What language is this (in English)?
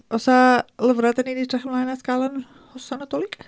Welsh